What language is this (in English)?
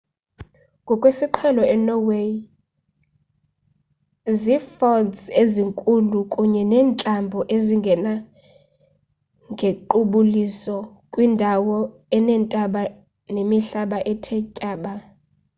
Xhosa